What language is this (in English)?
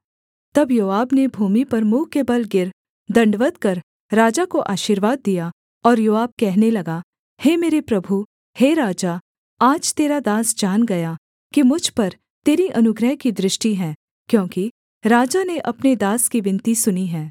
Hindi